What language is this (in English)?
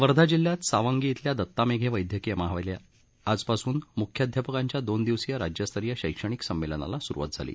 Marathi